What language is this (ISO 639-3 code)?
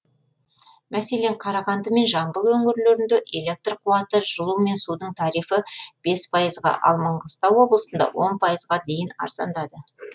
kaz